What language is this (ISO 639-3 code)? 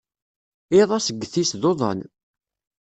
kab